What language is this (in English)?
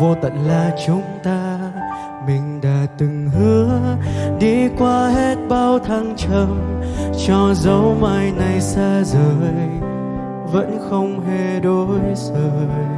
Vietnamese